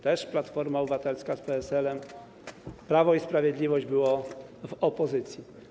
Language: Polish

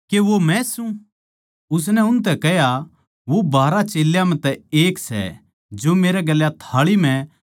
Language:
Haryanvi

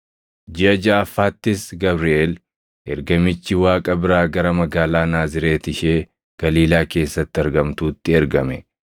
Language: Oromo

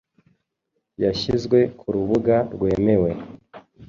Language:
Kinyarwanda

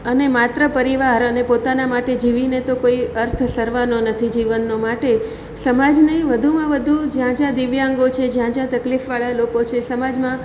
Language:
Gujarati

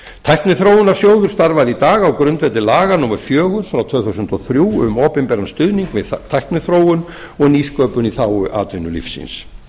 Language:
Icelandic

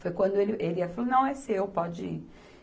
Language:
Portuguese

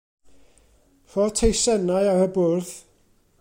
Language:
Welsh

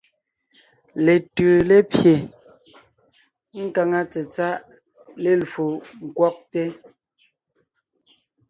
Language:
Ngiemboon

